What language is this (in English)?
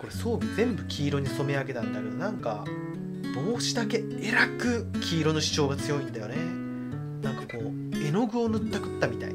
Japanese